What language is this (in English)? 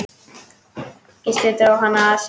Icelandic